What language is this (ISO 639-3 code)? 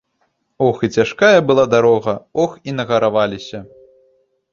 bel